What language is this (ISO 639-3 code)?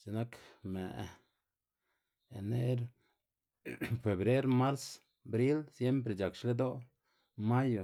ztg